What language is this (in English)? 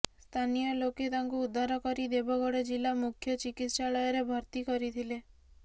Odia